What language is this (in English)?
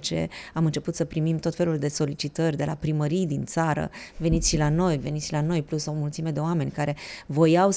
Romanian